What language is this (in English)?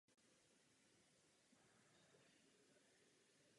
Czech